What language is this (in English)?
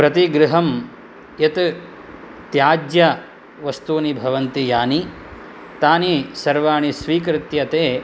Sanskrit